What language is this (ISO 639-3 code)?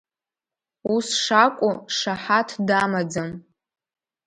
abk